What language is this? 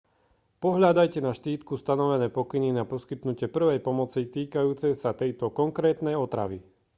Slovak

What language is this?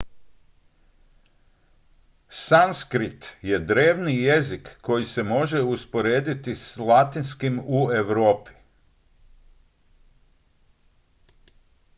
Croatian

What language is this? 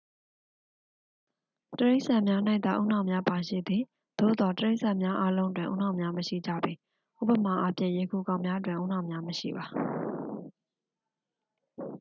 Burmese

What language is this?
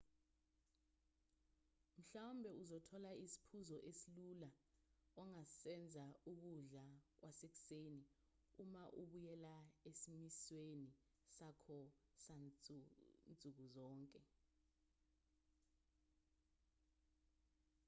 Zulu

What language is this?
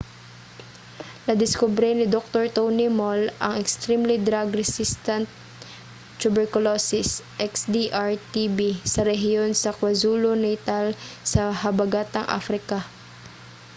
Cebuano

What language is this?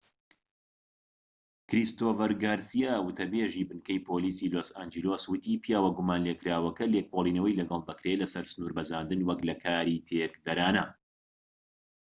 Central Kurdish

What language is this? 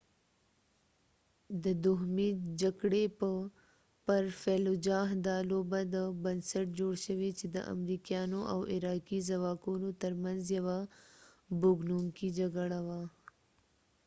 Pashto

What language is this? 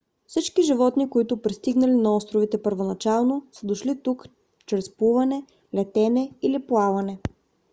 Bulgarian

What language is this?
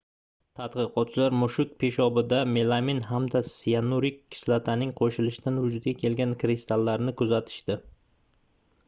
Uzbek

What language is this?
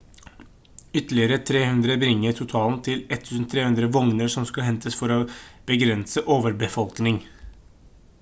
Norwegian Bokmål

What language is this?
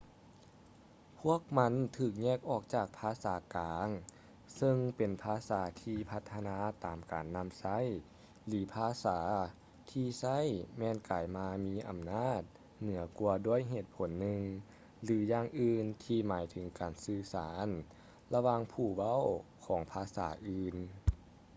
Lao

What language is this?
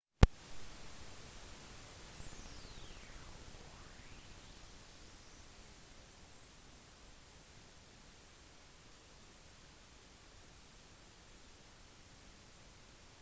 Norwegian Bokmål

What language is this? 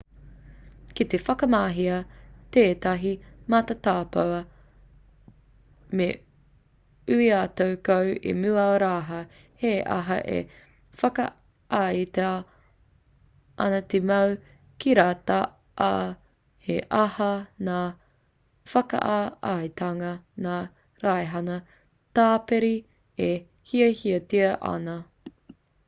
Māori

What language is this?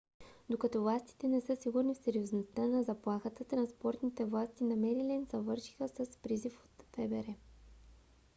Bulgarian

